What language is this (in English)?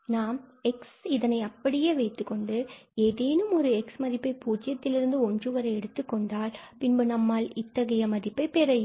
Tamil